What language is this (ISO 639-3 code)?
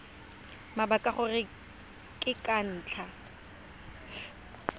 tsn